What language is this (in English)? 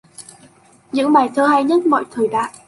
Vietnamese